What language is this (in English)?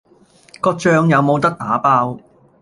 Cantonese